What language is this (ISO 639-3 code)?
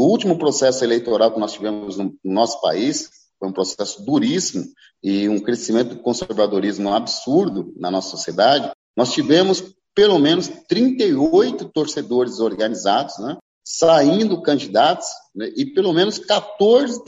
por